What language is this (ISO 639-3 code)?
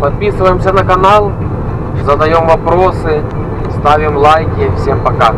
rus